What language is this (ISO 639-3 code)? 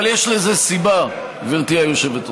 heb